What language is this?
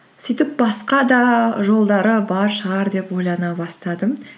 Kazakh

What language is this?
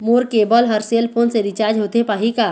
Chhattisgarhi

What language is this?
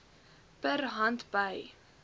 Afrikaans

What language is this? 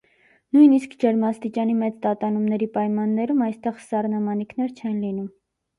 Armenian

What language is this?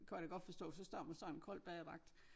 Danish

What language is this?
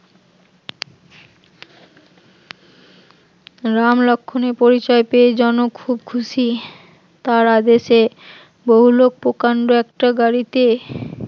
Bangla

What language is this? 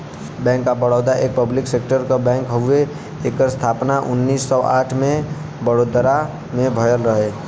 Bhojpuri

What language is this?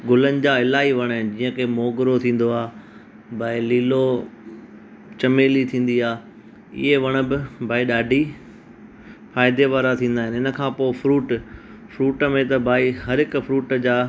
Sindhi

